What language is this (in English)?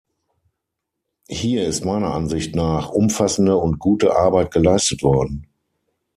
German